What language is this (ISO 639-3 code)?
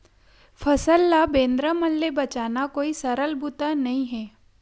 hne